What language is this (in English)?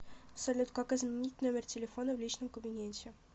Russian